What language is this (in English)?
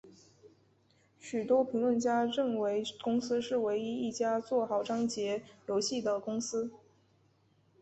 Chinese